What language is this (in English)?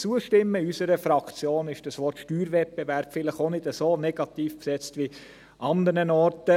Swiss German